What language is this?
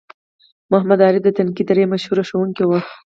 Pashto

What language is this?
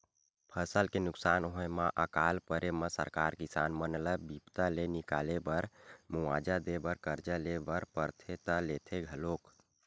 Chhattisgarhi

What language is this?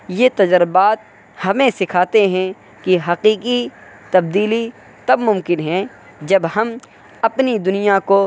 Urdu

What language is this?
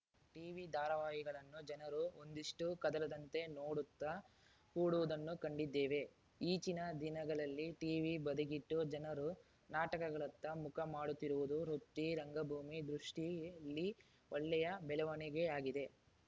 Kannada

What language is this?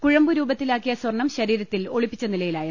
Malayalam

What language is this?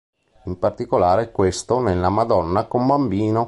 Italian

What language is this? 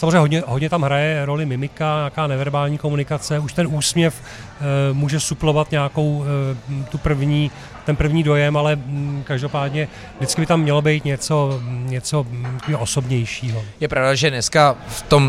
Czech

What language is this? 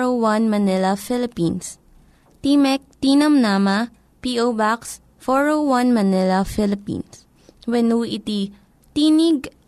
Filipino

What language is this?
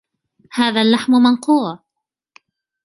Arabic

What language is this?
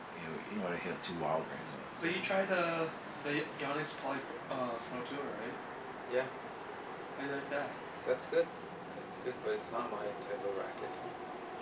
English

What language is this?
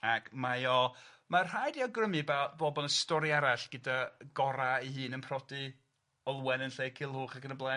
Welsh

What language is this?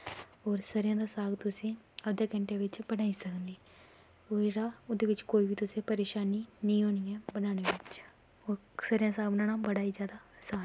Dogri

